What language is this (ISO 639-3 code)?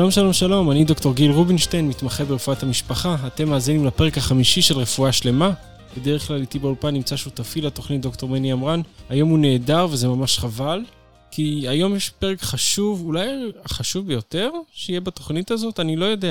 heb